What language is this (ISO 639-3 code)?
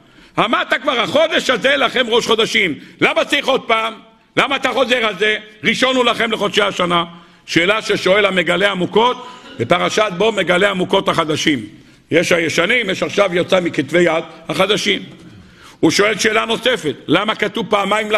heb